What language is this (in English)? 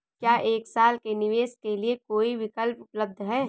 Hindi